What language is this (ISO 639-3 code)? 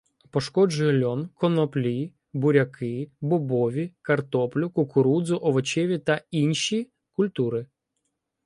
ukr